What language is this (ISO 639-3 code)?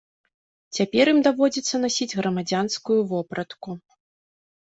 bel